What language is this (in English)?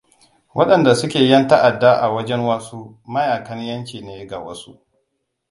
Hausa